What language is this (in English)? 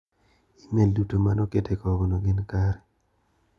Luo (Kenya and Tanzania)